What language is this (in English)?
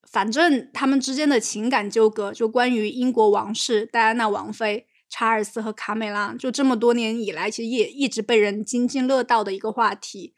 Chinese